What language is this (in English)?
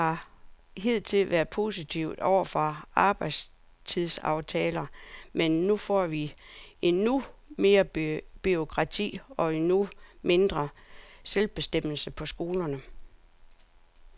Danish